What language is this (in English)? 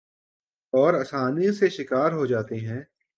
Urdu